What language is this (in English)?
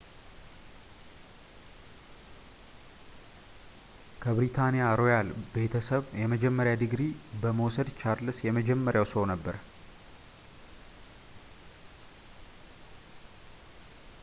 Amharic